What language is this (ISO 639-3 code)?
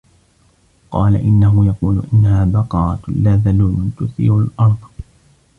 ara